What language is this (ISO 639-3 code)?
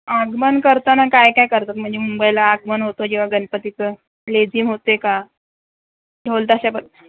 mar